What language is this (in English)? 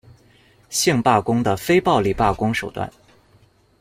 Chinese